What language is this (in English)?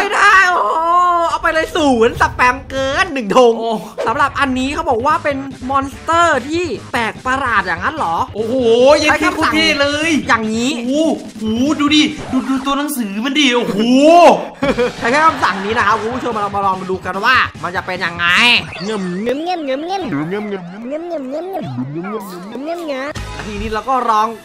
Thai